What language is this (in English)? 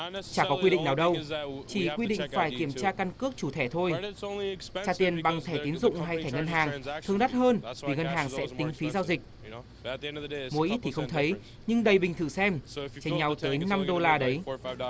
Vietnamese